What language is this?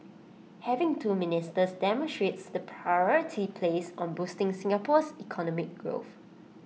English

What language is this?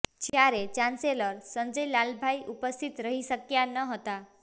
Gujarati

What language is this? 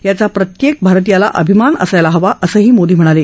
Marathi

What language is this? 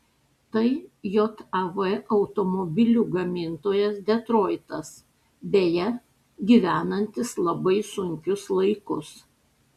Lithuanian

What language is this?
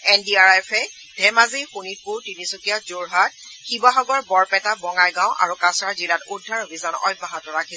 Assamese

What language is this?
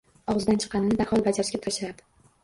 Uzbek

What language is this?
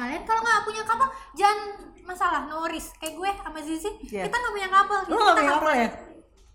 Indonesian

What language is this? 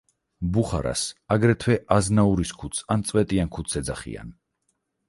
Georgian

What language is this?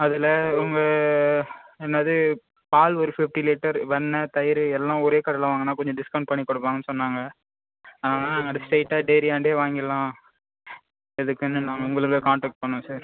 Tamil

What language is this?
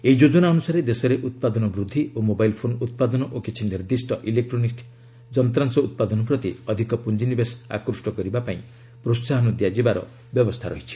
Odia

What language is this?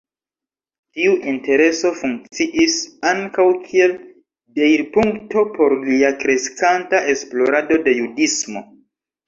Esperanto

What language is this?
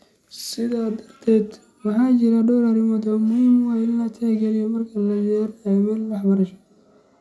Somali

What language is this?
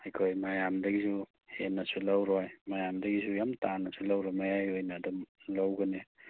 Manipuri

